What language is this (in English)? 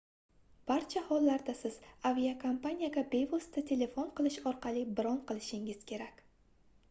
Uzbek